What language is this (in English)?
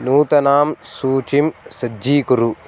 Sanskrit